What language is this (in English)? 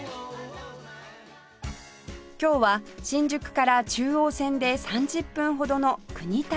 Japanese